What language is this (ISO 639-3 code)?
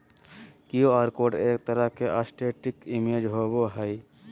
mag